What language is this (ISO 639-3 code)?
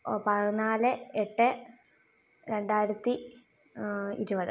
mal